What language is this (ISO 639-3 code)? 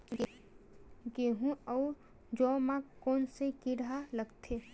hne